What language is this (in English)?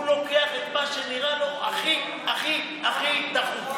Hebrew